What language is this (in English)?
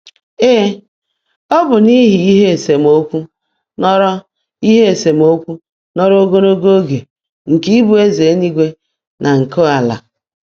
Igbo